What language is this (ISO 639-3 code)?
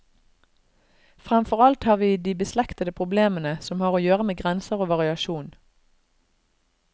nor